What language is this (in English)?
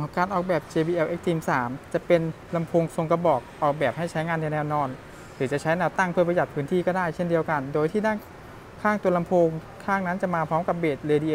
Thai